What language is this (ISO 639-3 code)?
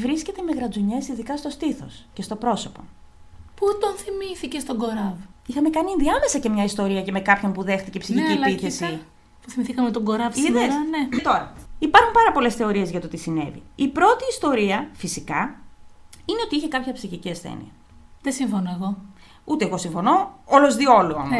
ell